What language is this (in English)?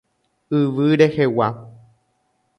Guarani